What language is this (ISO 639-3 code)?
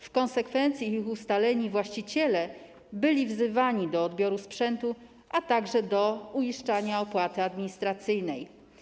pol